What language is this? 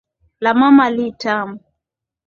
Swahili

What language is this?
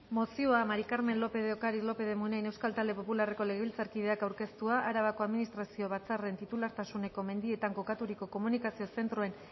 Basque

